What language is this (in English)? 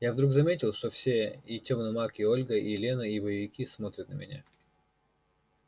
Russian